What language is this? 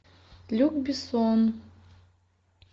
Russian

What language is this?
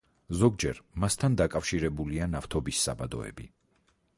Georgian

